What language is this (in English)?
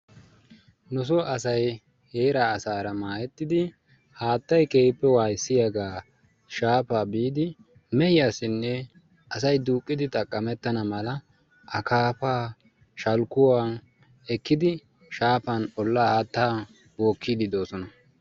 Wolaytta